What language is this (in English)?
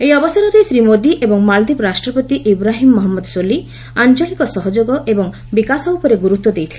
Odia